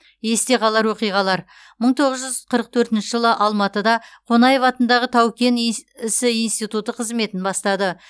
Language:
Kazakh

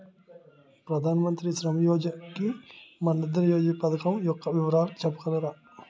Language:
Telugu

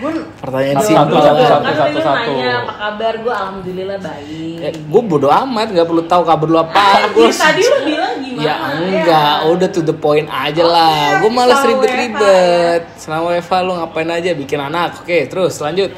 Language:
Indonesian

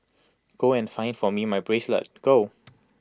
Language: English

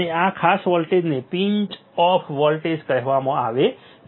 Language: Gujarati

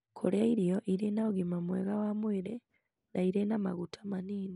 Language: Kikuyu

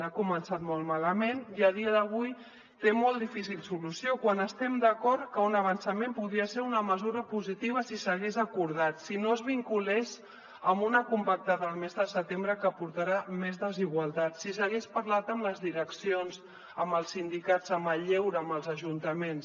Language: Catalan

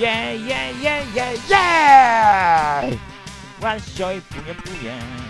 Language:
Japanese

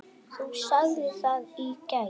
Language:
Icelandic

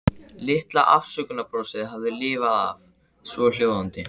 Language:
Icelandic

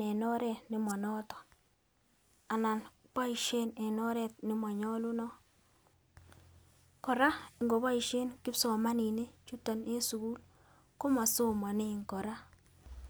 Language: Kalenjin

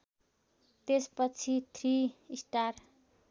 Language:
Nepali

